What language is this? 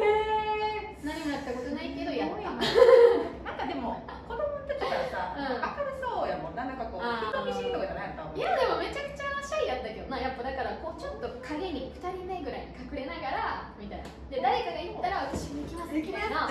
Japanese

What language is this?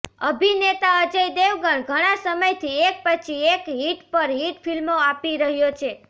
Gujarati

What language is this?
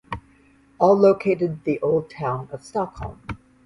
English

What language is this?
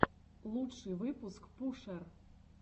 Russian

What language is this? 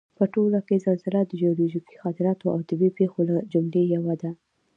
Pashto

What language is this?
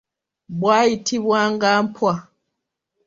Ganda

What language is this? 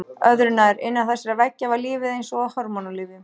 Icelandic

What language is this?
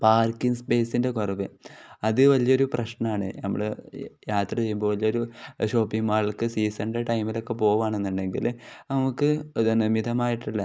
Malayalam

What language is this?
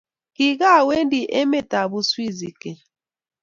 Kalenjin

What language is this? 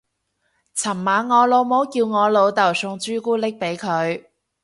Cantonese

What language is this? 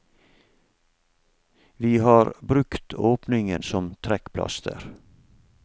Norwegian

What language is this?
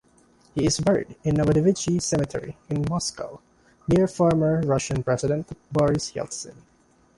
English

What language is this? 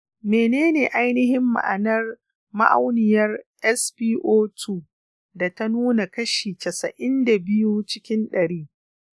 Hausa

